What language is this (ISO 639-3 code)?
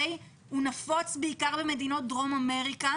heb